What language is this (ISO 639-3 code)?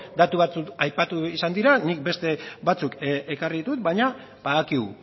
eus